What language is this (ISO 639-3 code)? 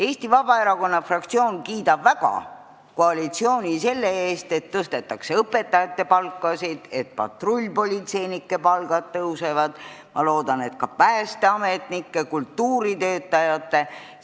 est